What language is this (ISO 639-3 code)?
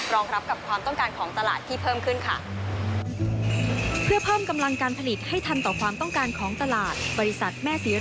tha